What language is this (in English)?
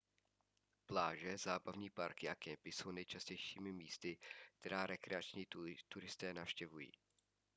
Czech